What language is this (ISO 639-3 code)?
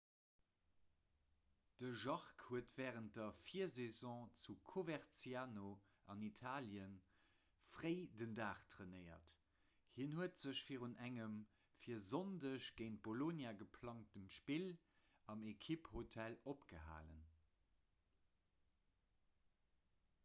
ltz